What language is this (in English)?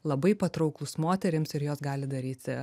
Lithuanian